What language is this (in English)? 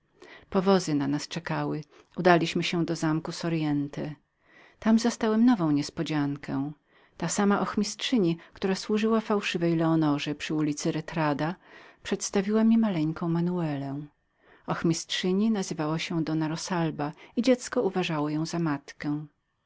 Polish